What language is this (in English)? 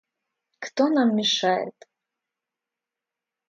Russian